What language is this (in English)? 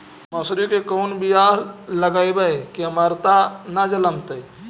Magahi